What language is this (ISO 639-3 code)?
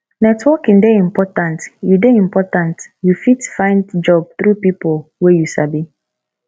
pcm